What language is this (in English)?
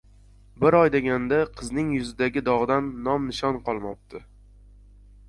Uzbek